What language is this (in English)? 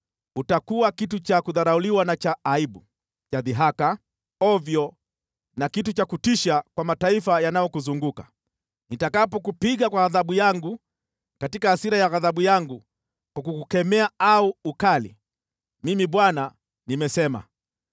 Swahili